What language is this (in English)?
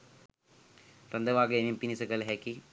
Sinhala